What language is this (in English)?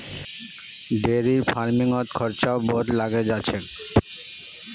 Magahi